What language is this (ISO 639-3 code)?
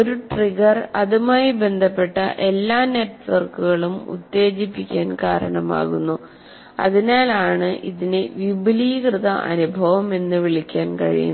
mal